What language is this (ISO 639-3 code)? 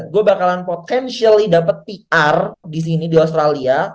ind